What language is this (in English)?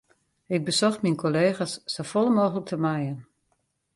Western Frisian